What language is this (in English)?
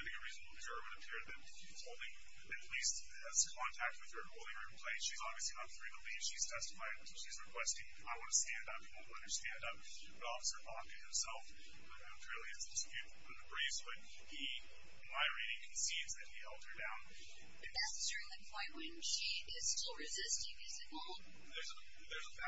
English